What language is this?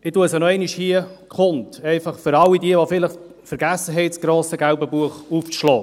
Swiss German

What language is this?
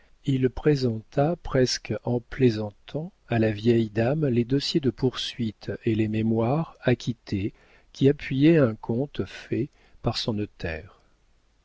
French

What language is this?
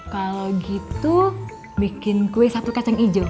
Indonesian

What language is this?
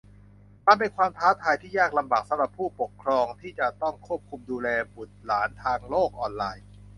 Thai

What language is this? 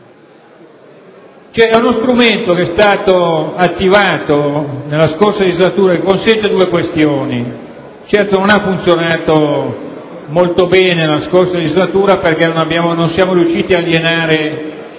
Italian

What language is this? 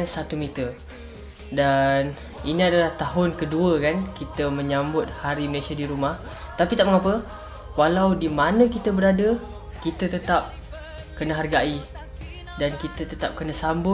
Malay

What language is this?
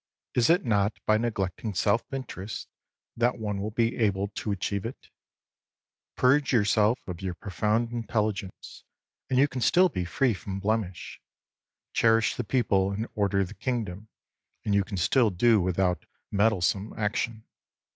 English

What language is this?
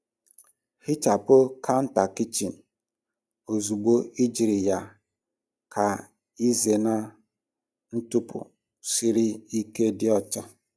Igbo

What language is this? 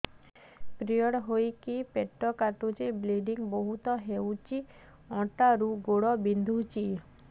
Odia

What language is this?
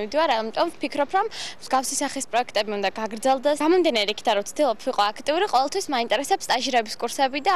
Arabic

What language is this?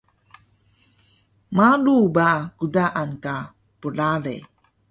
Taroko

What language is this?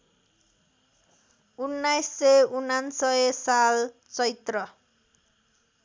Nepali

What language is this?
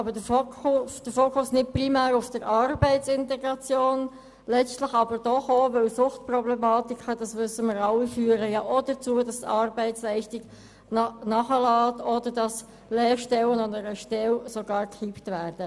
Swiss German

